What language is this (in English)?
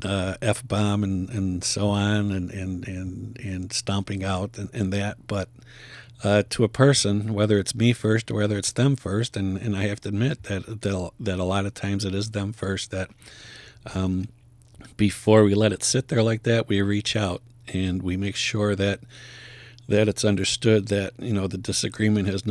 English